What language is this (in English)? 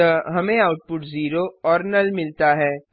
Hindi